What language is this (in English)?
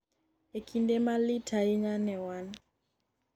Luo (Kenya and Tanzania)